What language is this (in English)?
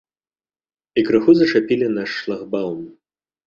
Belarusian